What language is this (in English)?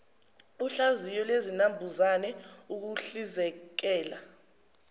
Zulu